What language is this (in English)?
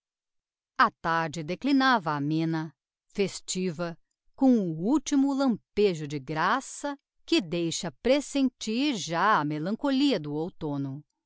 Portuguese